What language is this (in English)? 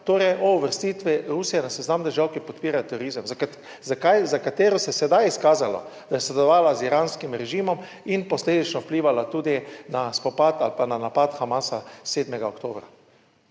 Slovenian